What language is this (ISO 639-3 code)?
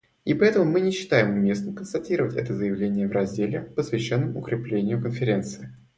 rus